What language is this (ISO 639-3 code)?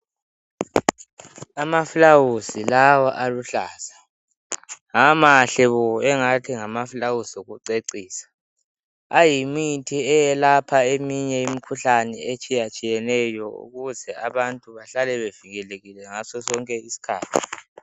nde